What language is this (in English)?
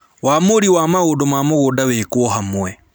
Kikuyu